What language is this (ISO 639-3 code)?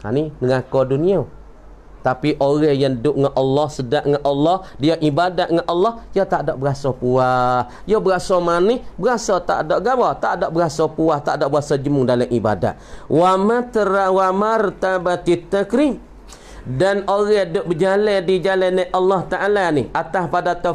msa